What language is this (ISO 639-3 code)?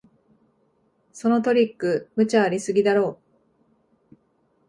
jpn